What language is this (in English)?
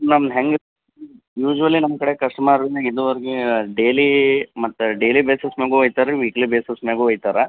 Kannada